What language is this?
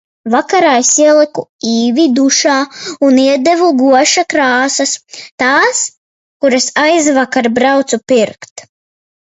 Latvian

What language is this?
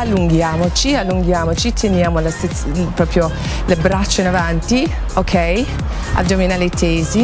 Italian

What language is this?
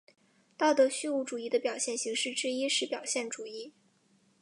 Chinese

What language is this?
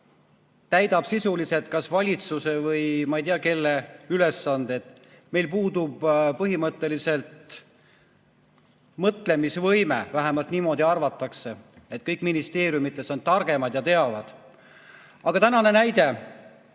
Estonian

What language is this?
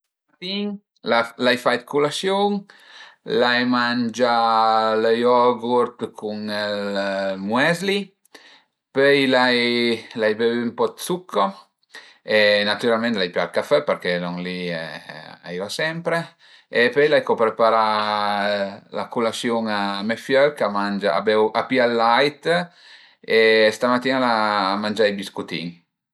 Piedmontese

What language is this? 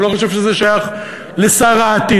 Hebrew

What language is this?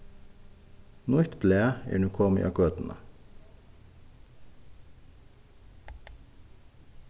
Faroese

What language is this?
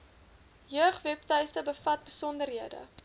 Afrikaans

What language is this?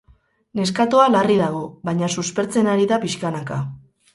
Basque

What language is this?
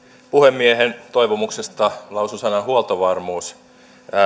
Finnish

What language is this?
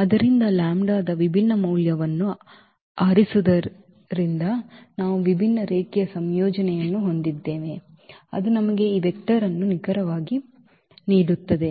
Kannada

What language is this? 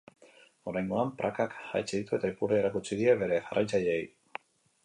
Basque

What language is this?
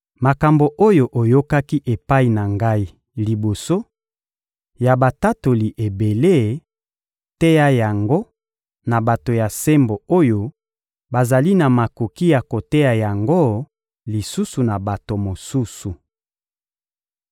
Lingala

